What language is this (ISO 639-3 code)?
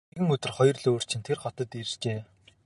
mon